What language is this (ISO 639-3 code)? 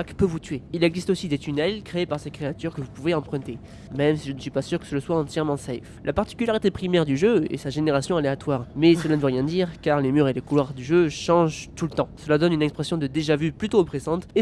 fra